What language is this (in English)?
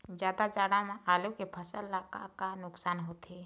Chhattisgarhi